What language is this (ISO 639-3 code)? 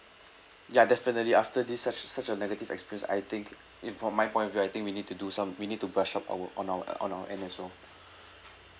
eng